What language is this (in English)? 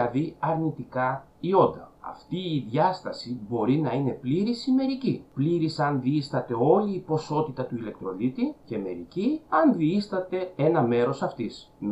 Greek